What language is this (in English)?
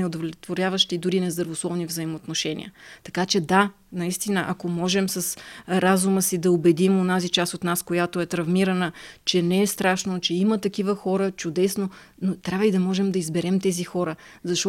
Bulgarian